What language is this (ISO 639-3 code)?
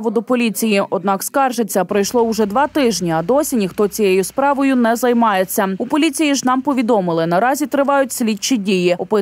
ukr